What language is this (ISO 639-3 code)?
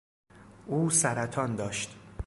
fas